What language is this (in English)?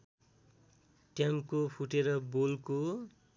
Nepali